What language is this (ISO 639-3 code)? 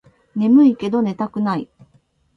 jpn